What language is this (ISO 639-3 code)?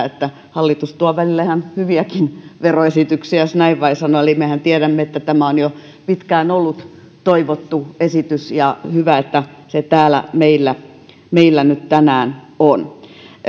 fin